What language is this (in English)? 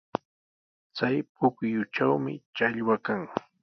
Sihuas Ancash Quechua